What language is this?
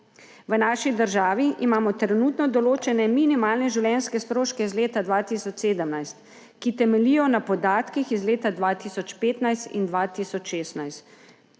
Slovenian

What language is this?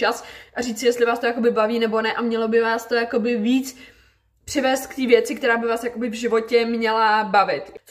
Czech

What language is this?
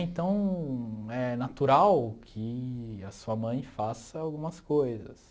Portuguese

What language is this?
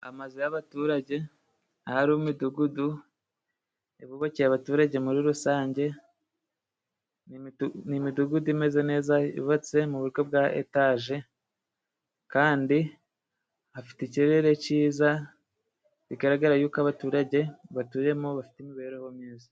Kinyarwanda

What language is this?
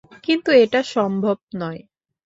Bangla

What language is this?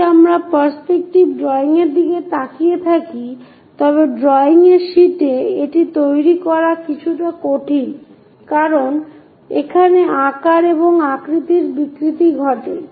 Bangla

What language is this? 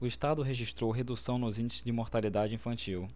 Portuguese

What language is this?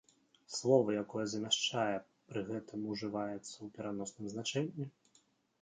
Belarusian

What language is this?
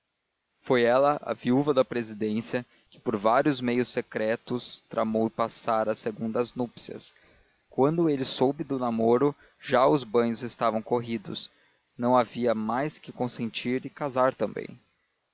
Portuguese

